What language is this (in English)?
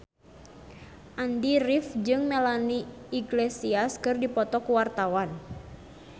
Sundanese